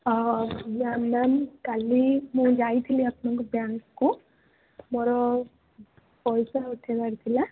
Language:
Odia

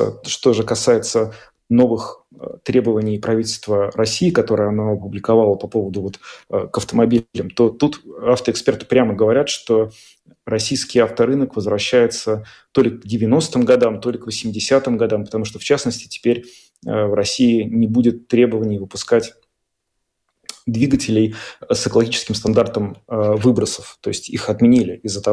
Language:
Russian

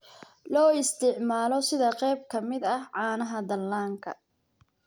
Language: Somali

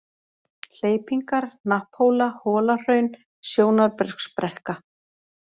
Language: Icelandic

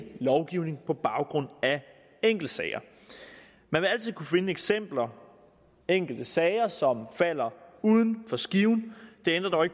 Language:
Danish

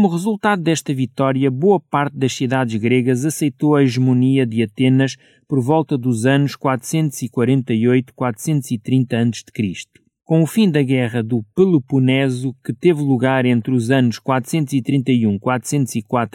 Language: Portuguese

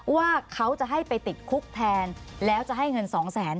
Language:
Thai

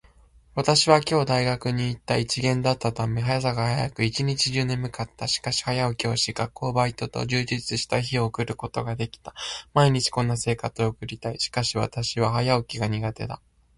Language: Japanese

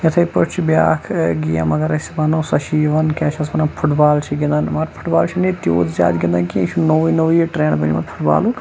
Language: Kashmiri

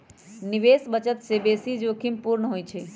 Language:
Magahi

